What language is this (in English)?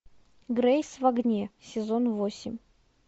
Russian